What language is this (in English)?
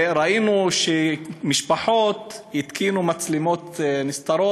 Hebrew